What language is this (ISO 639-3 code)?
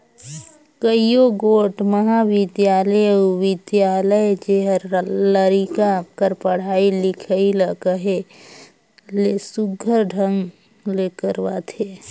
hne